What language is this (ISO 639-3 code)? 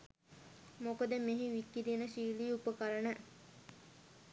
sin